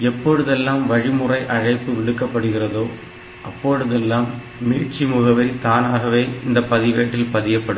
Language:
Tamil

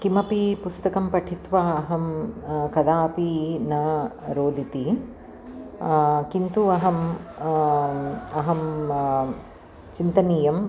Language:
Sanskrit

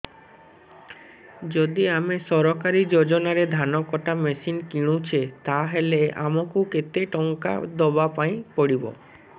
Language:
Odia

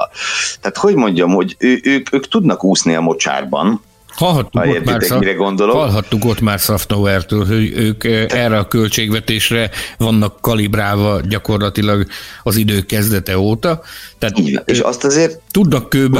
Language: Hungarian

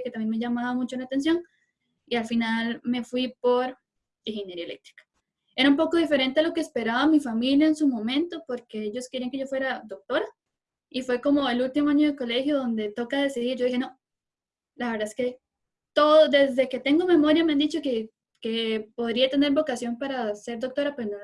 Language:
Spanish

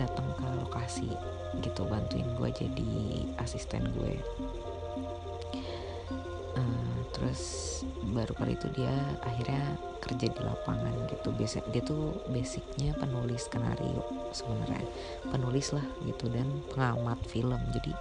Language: Indonesian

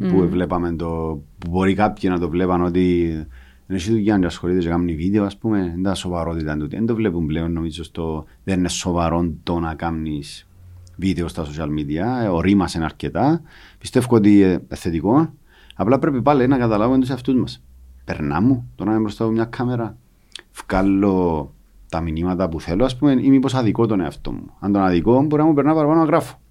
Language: Greek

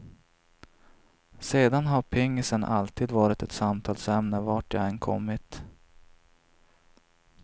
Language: Swedish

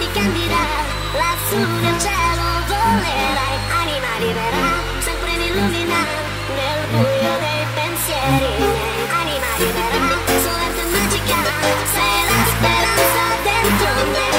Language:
Romanian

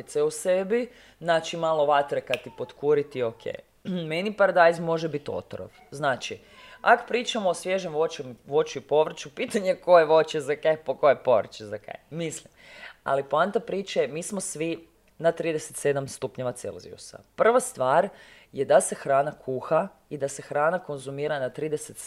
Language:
Croatian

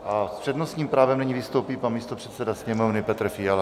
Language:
Czech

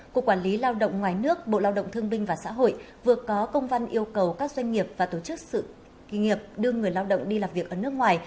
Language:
Vietnamese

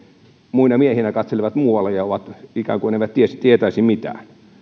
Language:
Finnish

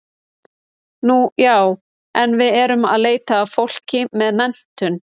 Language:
Icelandic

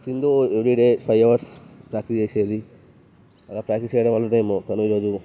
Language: Telugu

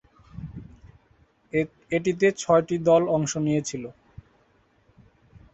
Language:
Bangla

